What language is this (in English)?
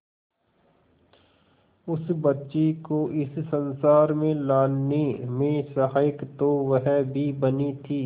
Hindi